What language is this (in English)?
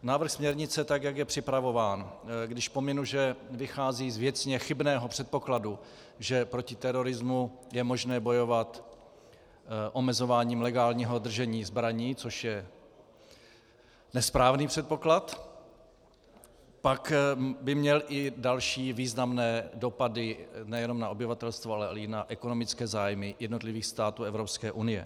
Czech